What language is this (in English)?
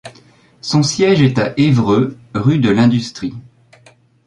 French